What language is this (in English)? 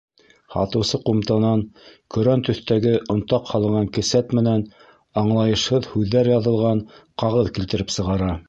Bashkir